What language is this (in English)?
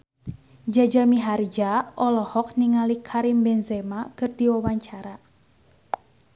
Sundanese